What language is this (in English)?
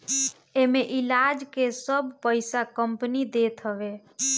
Bhojpuri